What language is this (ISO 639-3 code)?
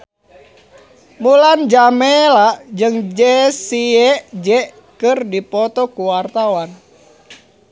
sun